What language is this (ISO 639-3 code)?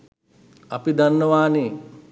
sin